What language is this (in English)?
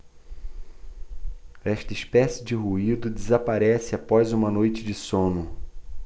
Portuguese